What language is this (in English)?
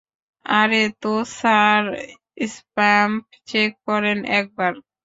Bangla